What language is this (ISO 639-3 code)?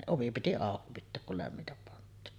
fin